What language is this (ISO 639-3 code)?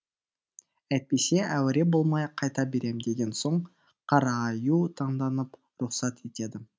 kaz